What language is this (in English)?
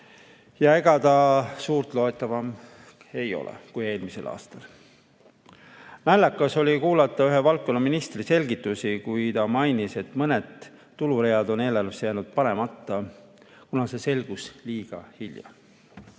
Estonian